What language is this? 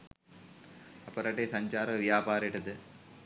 Sinhala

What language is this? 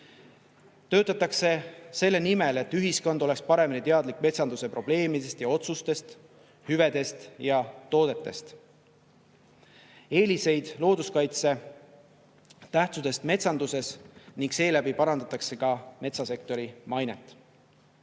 Estonian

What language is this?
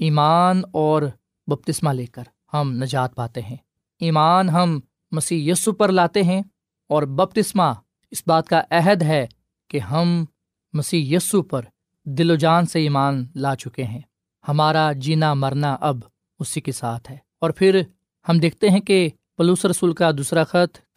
Urdu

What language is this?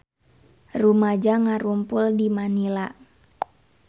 Sundanese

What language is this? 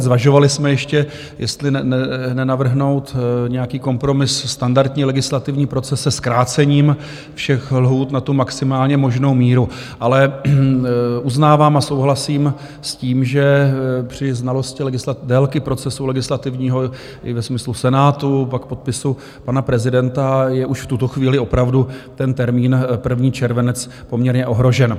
Czech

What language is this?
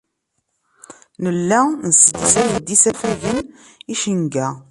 Kabyle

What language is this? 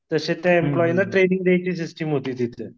Marathi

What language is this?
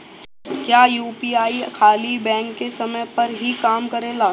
Bhojpuri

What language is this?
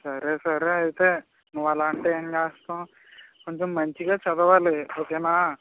Telugu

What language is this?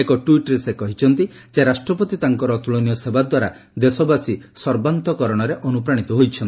Odia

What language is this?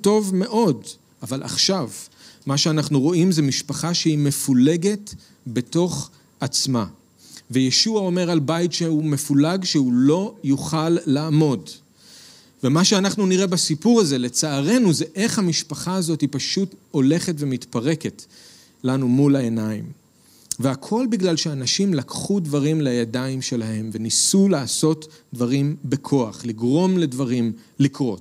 Hebrew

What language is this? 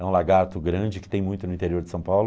Portuguese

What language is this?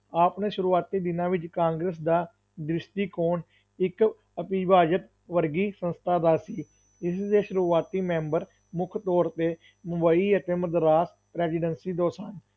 Punjabi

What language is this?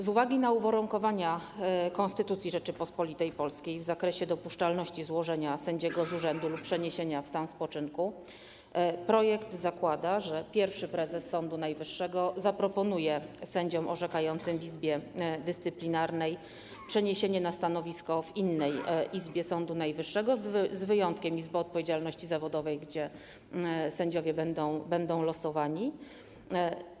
Polish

